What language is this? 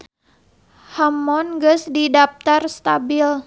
Sundanese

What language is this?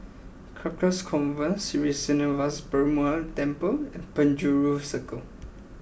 English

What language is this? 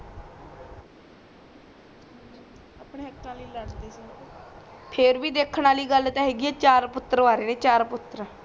Punjabi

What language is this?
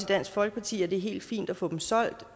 Danish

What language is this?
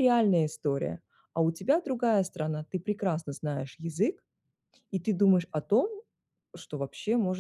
Russian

